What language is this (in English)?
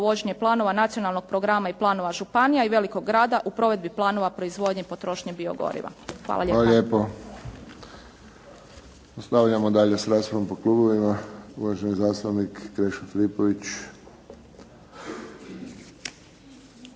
Croatian